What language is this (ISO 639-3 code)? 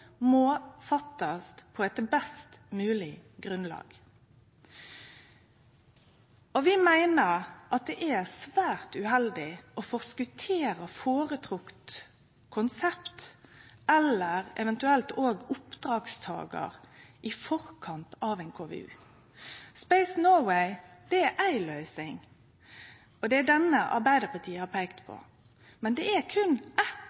nno